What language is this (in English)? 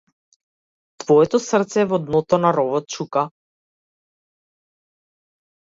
Macedonian